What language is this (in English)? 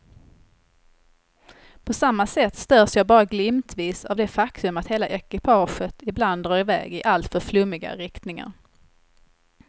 Swedish